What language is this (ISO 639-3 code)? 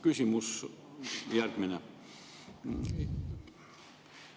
est